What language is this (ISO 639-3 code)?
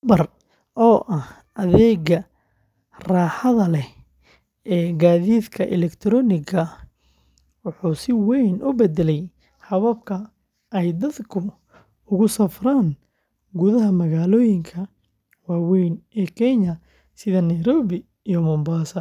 som